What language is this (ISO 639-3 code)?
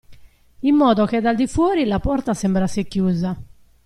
ita